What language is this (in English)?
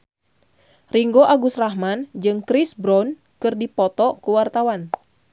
Sundanese